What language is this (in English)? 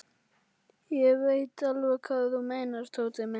Icelandic